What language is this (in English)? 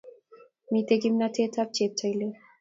Kalenjin